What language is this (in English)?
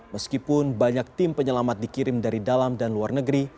Indonesian